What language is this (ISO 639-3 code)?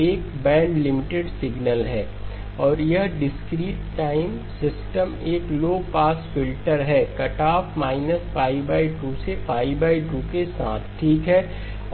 hin